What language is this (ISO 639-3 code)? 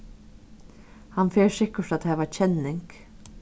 fao